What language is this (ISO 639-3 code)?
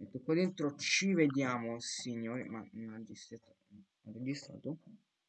ita